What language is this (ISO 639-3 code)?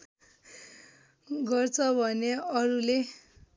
nep